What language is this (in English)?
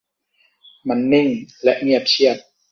Thai